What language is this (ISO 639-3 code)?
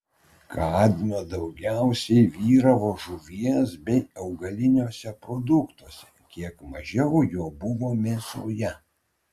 lit